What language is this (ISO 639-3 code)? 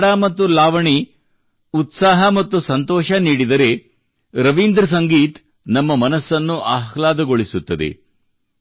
kan